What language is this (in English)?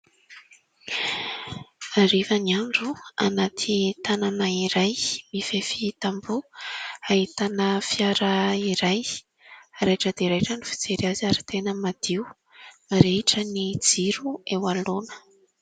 Malagasy